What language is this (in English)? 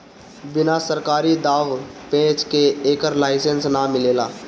Bhojpuri